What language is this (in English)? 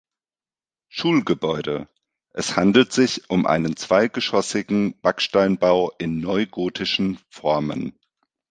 German